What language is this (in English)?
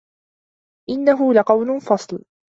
Arabic